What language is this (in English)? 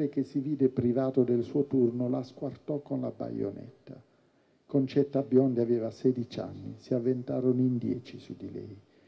Italian